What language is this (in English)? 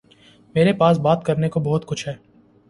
Urdu